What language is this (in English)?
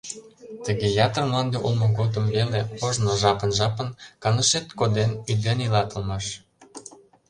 Mari